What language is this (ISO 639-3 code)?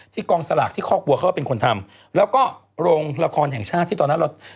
tha